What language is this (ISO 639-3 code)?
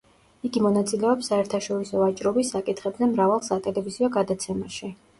kat